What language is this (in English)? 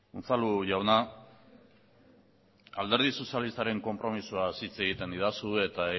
Basque